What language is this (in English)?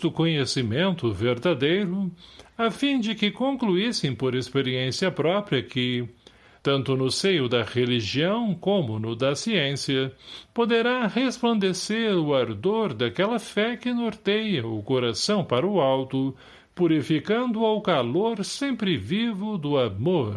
Portuguese